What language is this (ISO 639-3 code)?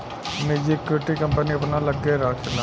bho